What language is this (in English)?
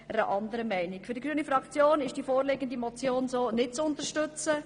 Swiss German